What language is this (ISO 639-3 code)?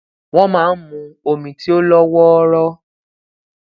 yor